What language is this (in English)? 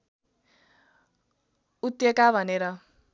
Nepali